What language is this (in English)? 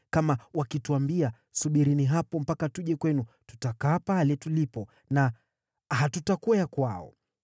Swahili